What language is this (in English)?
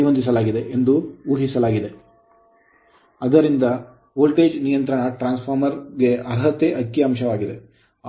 Kannada